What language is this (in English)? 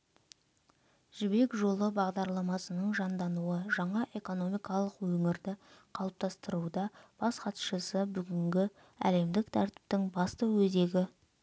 Kazakh